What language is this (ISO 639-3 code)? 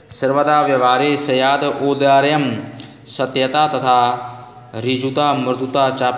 hin